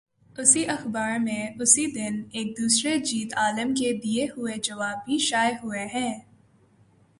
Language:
Urdu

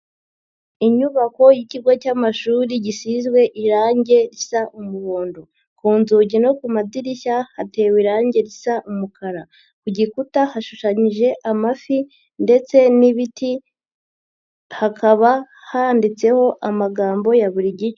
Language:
Kinyarwanda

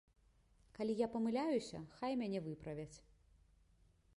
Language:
Belarusian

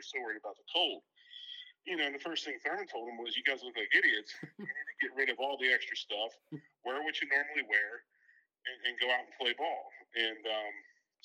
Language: English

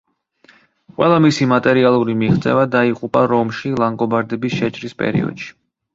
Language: Georgian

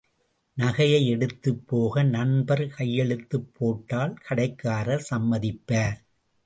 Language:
Tamil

